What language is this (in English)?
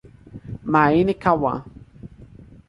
Portuguese